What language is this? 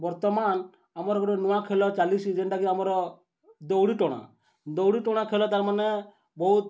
Odia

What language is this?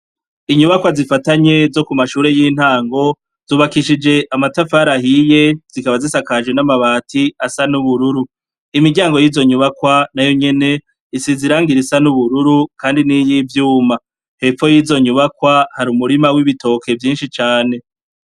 Rundi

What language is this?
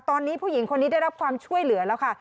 Thai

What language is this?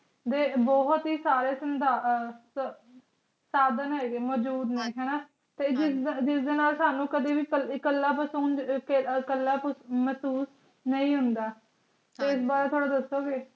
Punjabi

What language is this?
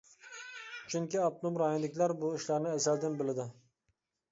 Uyghur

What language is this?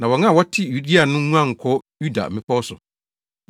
Akan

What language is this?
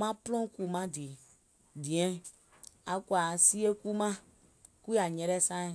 Gola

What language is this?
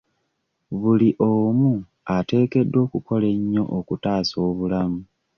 Ganda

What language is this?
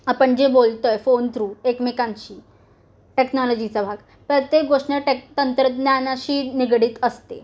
Marathi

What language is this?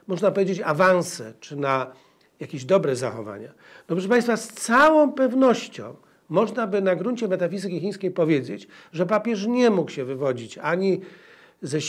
Polish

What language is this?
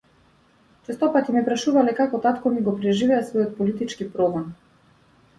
Macedonian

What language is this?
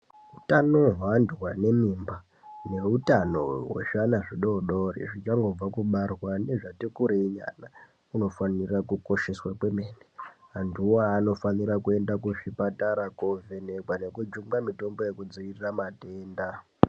Ndau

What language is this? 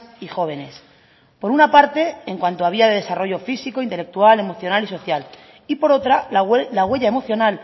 Spanish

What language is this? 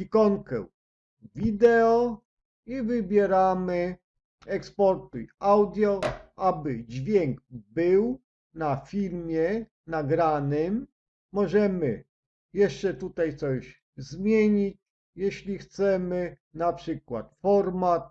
Polish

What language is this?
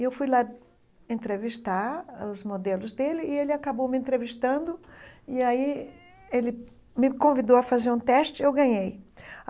Portuguese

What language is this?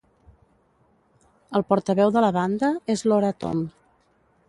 Catalan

